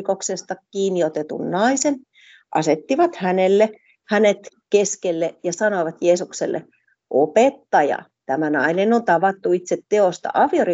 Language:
Finnish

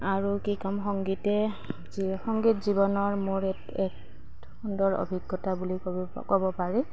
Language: Assamese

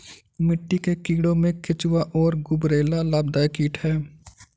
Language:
Hindi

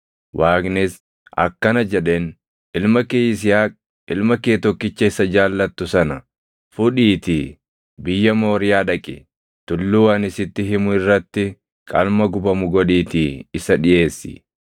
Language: Oromo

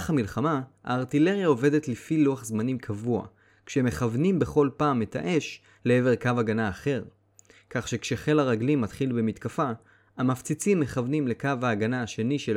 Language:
Hebrew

